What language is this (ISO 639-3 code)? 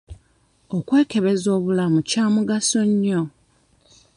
lug